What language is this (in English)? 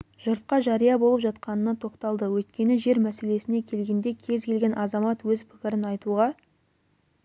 Kazakh